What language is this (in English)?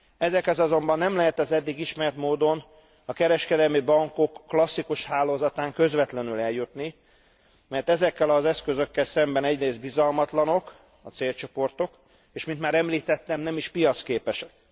Hungarian